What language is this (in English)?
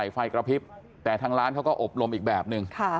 Thai